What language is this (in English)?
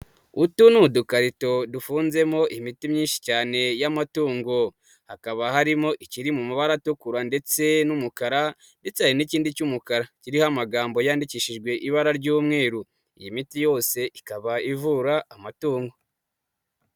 Kinyarwanda